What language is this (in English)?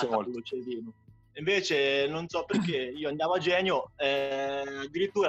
Italian